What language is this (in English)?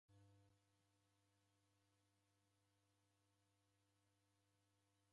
Taita